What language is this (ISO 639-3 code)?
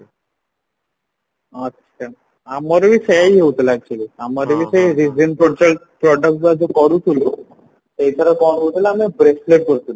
ori